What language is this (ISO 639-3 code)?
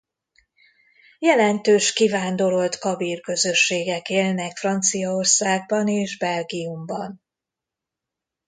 hun